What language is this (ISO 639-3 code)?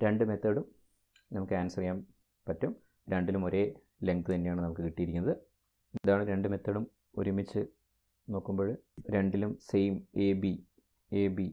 mal